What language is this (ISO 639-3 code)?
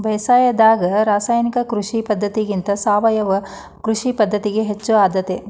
kan